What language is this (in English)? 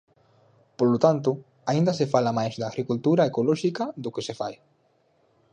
Galician